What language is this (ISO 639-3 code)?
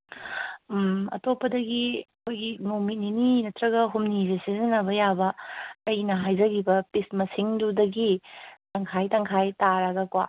mni